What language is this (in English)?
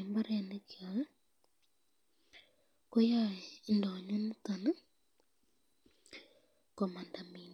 Kalenjin